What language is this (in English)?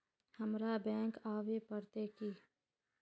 Magahi